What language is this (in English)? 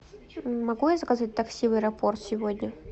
Russian